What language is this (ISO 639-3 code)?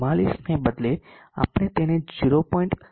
guj